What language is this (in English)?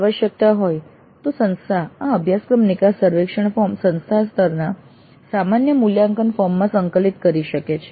Gujarati